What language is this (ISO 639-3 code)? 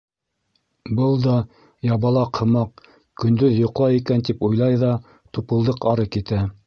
bak